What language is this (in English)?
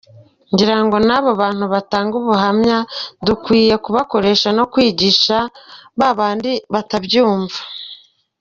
Kinyarwanda